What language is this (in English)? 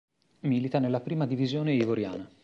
Italian